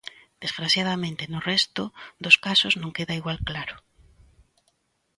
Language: Galician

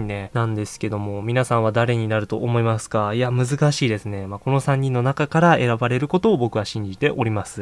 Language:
Japanese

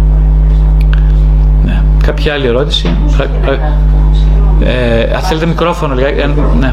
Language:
Greek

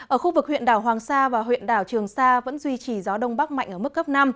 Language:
Vietnamese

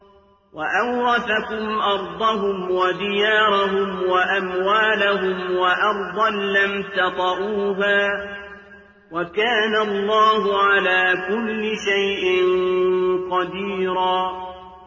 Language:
Arabic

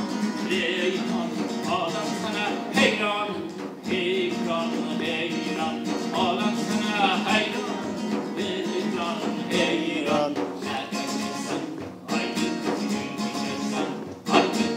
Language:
Turkish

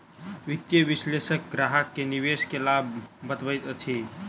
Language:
Maithili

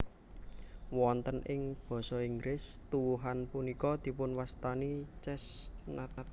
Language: Javanese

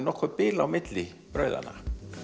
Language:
Icelandic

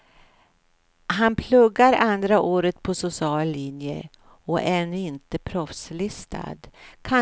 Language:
Swedish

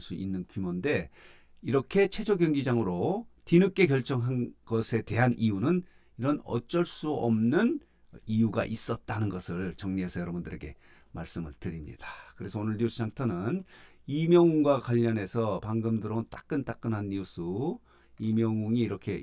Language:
Korean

